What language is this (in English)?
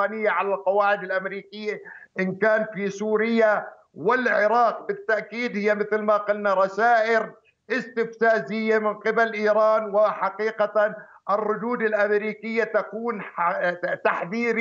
Arabic